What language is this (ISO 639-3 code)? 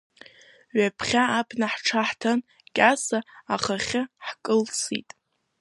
abk